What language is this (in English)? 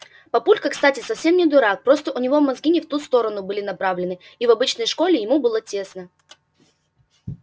Russian